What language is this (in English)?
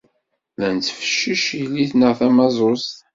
Kabyle